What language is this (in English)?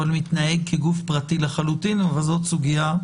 Hebrew